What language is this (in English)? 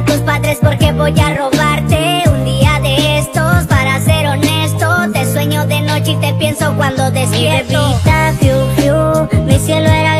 Spanish